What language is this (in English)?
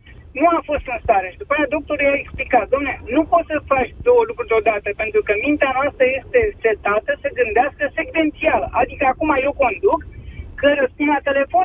Romanian